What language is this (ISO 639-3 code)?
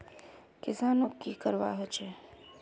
mag